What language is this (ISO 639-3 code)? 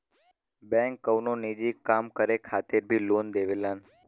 bho